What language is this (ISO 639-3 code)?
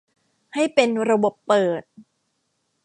tha